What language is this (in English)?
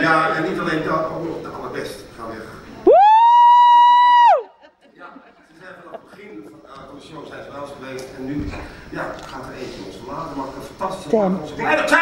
Dutch